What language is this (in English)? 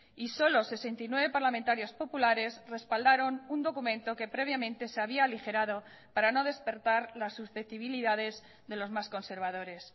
Spanish